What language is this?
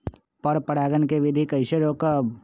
Magahi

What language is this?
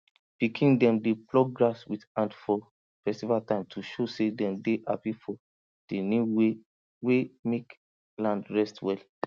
Nigerian Pidgin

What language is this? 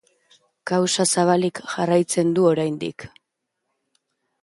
Basque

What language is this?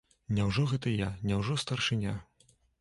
Belarusian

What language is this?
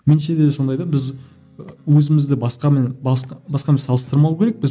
Kazakh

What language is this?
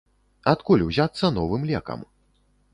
Belarusian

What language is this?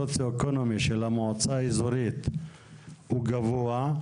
Hebrew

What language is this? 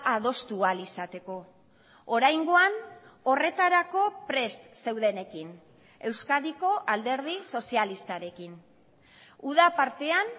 Basque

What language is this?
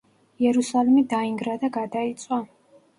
Georgian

